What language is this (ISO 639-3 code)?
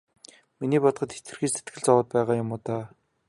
mon